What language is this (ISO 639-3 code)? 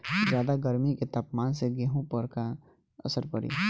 bho